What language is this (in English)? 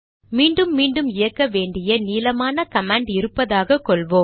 Tamil